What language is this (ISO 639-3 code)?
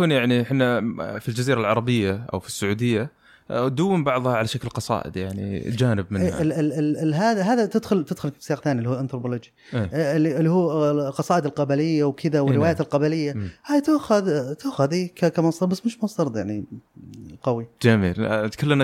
ara